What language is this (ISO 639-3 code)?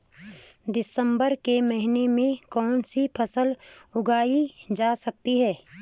hin